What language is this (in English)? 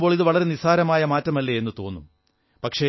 Malayalam